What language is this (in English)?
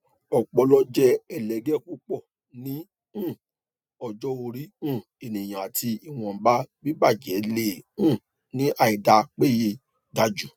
Yoruba